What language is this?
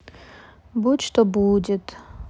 Russian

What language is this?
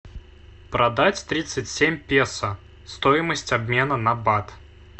Russian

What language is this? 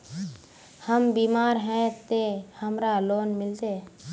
Magahi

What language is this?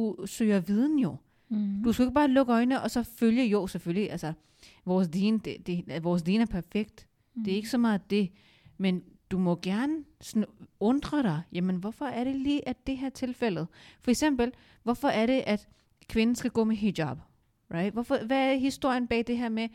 Danish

